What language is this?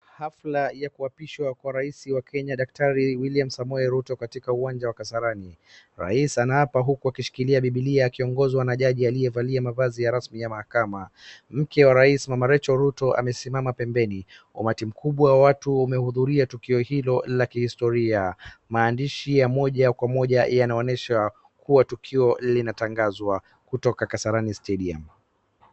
Swahili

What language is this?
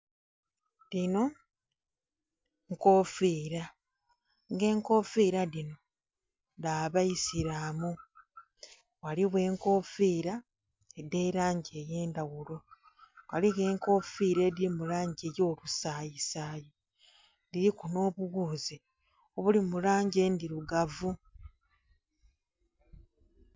Soga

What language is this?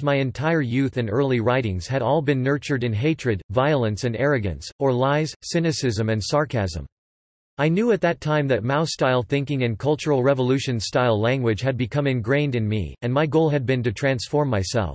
English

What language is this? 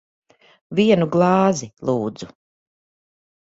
Latvian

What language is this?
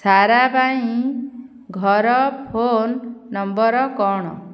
Odia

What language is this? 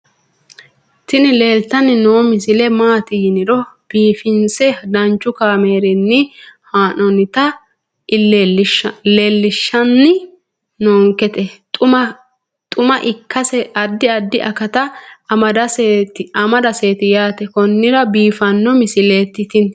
Sidamo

